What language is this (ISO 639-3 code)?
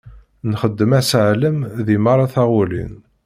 kab